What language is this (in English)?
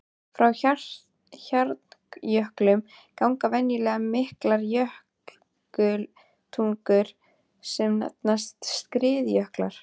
Icelandic